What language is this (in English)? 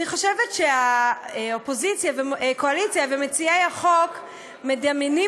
Hebrew